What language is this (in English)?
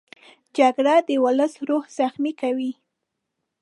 Pashto